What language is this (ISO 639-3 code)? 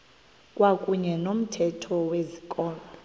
xho